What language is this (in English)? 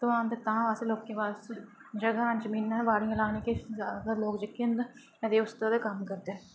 Dogri